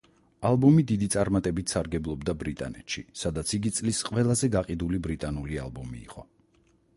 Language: Georgian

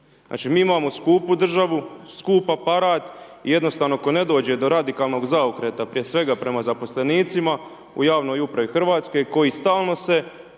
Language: Croatian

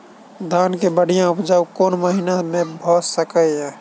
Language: Maithili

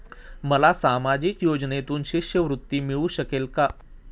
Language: Marathi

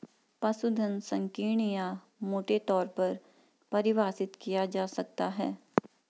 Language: Hindi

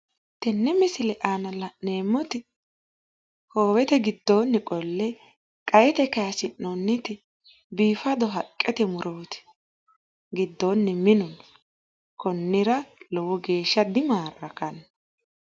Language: Sidamo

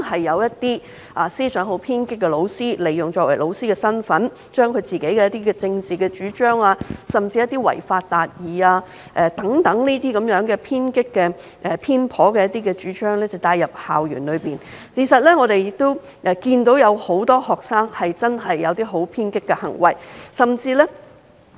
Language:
Cantonese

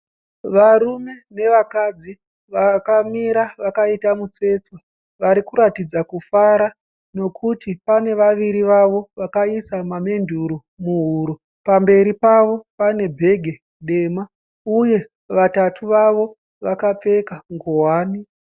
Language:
Shona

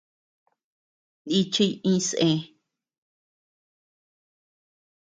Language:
Tepeuxila Cuicatec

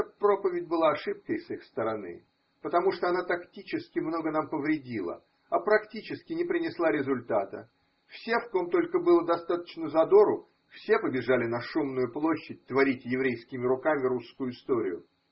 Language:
Russian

